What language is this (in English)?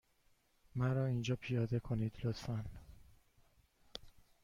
Persian